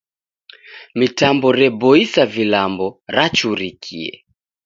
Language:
Taita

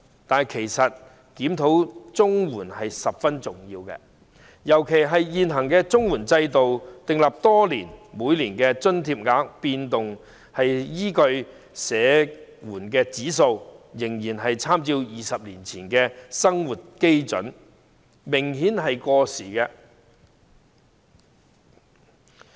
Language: Cantonese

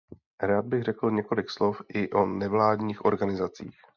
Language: Czech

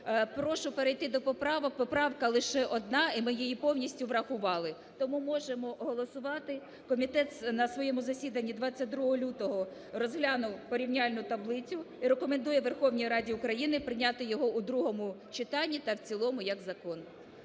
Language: Ukrainian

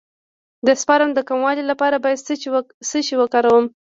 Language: Pashto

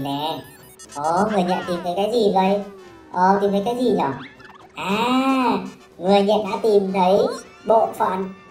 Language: Vietnamese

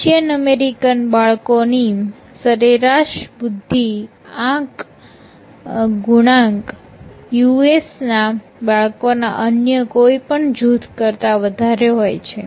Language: Gujarati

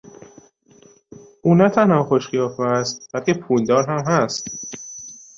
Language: Persian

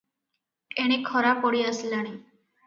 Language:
Odia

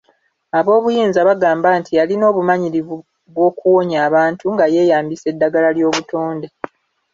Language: Ganda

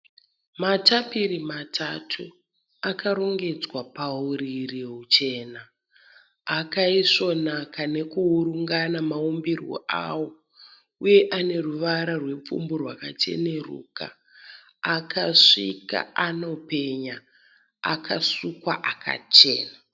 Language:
Shona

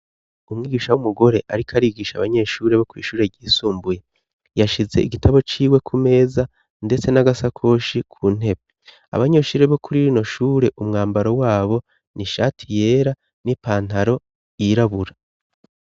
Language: Rundi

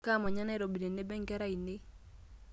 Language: Masai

